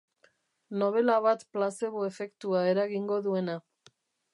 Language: Basque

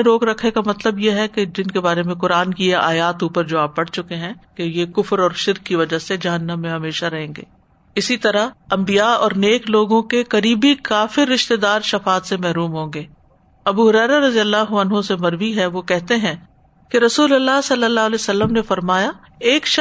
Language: Urdu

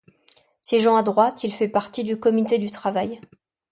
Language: French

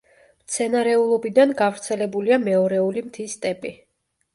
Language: Georgian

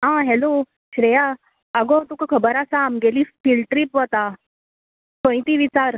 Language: Konkani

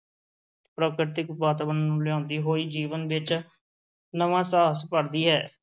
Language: Punjabi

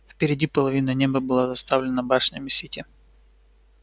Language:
Russian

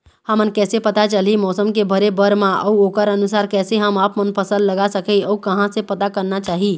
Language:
Chhattisgarhi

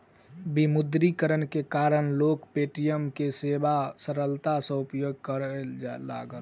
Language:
Maithili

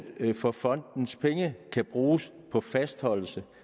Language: Danish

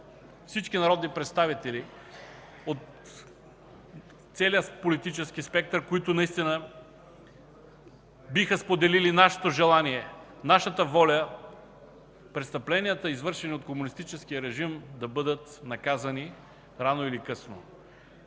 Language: Bulgarian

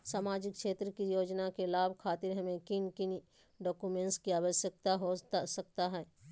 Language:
Magahi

